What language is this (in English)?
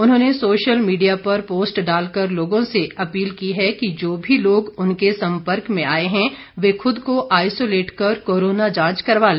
Hindi